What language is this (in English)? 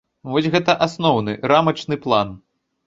Belarusian